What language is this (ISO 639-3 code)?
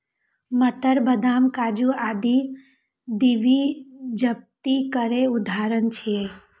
mai